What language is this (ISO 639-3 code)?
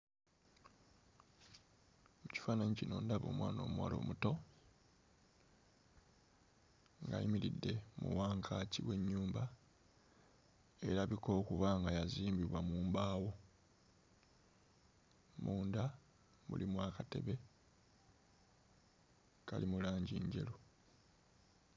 lug